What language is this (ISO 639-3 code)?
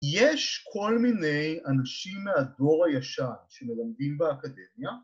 heb